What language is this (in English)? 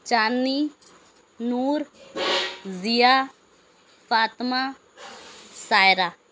Urdu